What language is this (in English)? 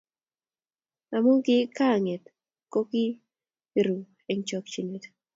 Kalenjin